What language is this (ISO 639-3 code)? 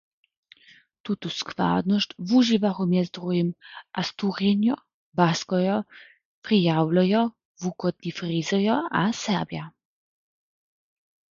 hsb